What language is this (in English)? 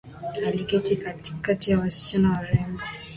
Swahili